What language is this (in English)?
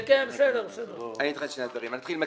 Hebrew